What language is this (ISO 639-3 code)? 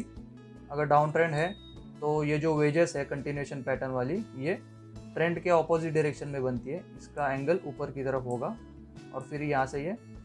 hin